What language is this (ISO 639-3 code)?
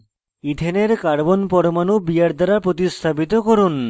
ben